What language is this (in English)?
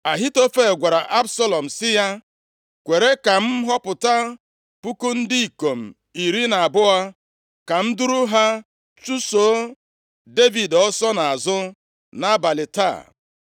Igbo